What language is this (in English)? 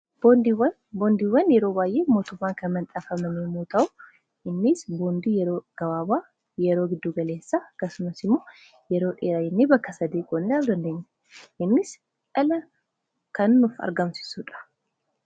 Oromo